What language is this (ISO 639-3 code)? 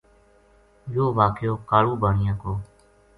gju